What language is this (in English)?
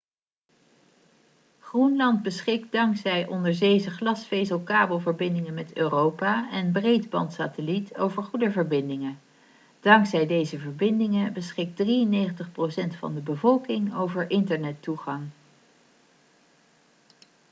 Dutch